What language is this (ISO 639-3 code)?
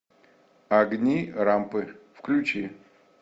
rus